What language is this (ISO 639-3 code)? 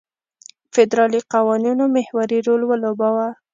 pus